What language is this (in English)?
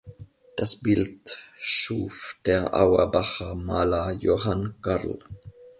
German